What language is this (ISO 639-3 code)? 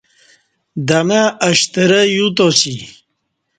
bsh